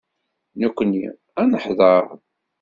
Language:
Kabyle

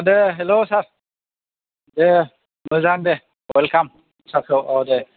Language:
Bodo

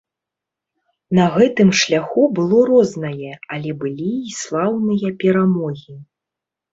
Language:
Belarusian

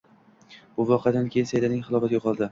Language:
Uzbek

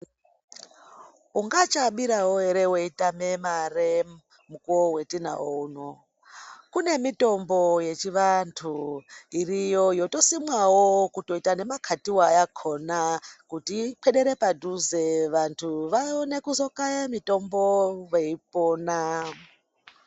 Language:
Ndau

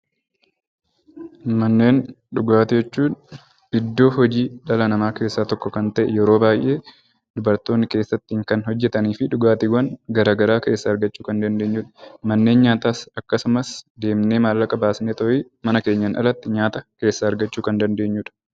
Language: Oromo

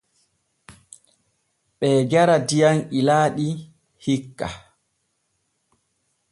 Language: Borgu Fulfulde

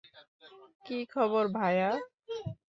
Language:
Bangla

